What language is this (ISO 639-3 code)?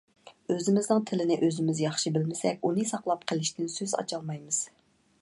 uig